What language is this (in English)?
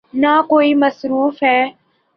Urdu